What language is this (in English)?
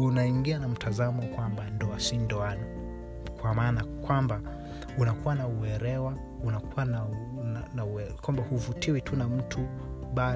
Swahili